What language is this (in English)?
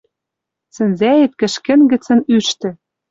Western Mari